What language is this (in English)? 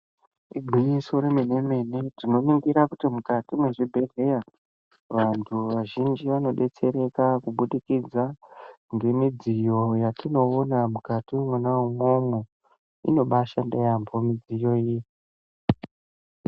Ndau